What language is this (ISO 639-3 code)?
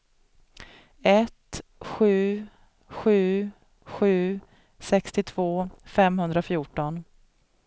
swe